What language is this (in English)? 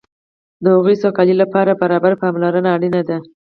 Pashto